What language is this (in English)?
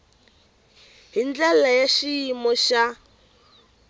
Tsonga